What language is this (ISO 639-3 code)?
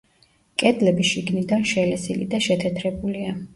kat